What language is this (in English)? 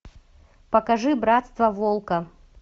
Russian